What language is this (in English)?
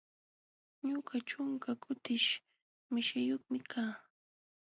Jauja Wanca Quechua